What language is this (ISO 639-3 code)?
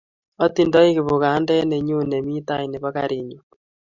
kln